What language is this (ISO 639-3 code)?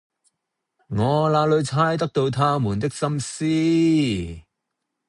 yue